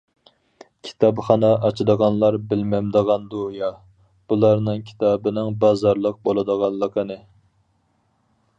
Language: Uyghur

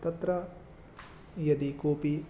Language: Sanskrit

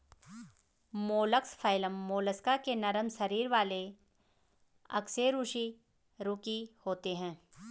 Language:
Hindi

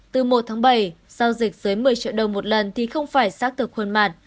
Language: Vietnamese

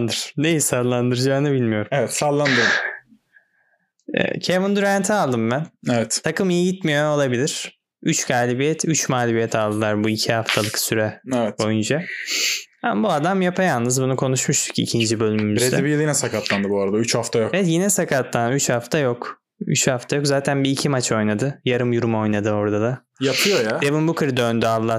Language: Turkish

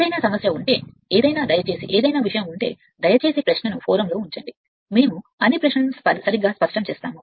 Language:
Telugu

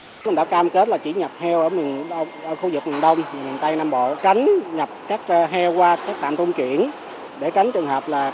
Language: Vietnamese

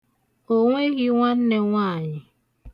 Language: Igbo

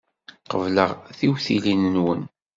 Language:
Kabyle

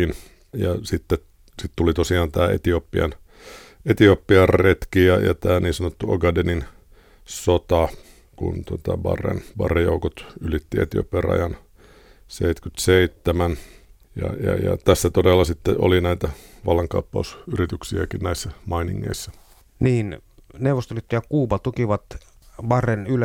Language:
Finnish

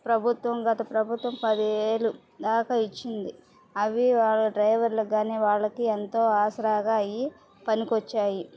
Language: Telugu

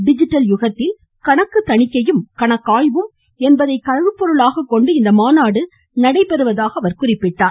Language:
Tamil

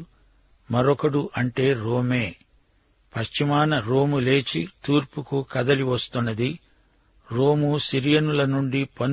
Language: Telugu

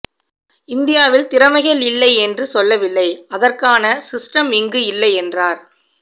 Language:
Tamil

